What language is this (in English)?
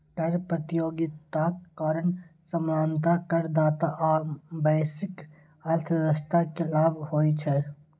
Maithili